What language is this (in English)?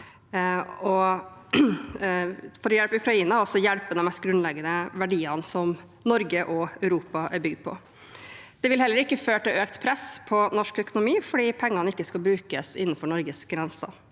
Norwegian